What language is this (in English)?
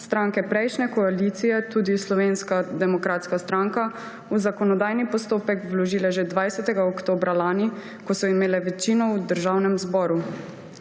Slovenian